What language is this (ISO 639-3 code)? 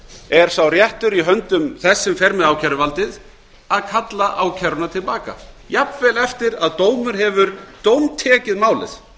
isl